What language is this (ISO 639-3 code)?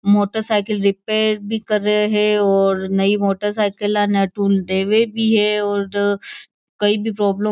mwr